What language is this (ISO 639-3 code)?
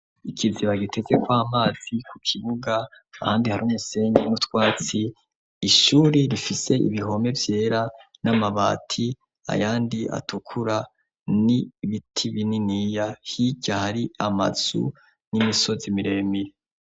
run